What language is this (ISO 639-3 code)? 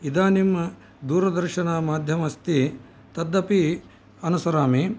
san